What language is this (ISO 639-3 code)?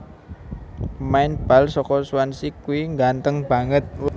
jav